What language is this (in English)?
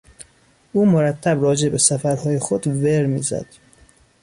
Persian